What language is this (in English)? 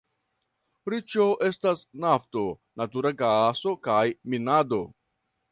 Esperanto